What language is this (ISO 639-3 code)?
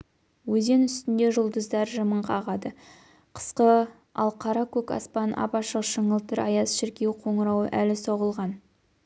kaz